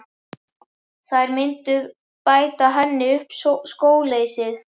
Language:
Icelandic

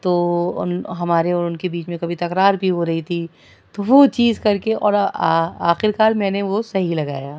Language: Urdu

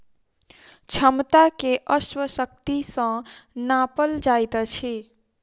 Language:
Maithili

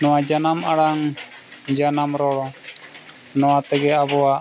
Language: Santali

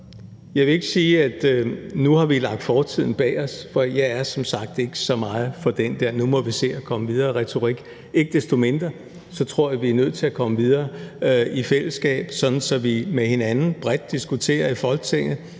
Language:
Danish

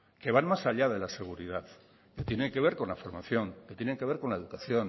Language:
Spanish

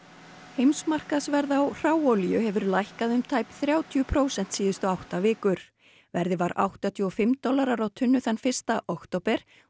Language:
Icelandic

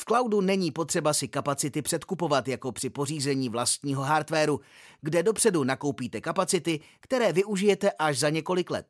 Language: Czech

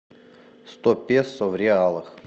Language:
Russian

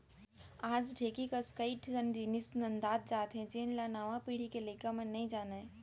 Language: Chhattisgarhi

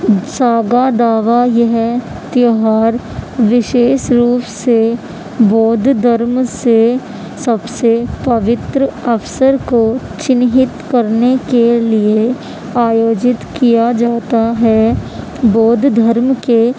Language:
Urdu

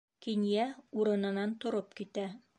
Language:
Bashkir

